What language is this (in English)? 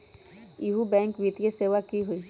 Magahi